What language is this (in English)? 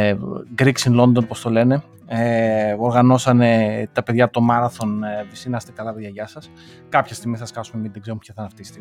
Greek